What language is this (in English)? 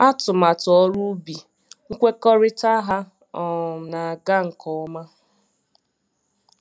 Igbo